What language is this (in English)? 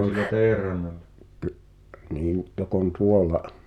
Finnish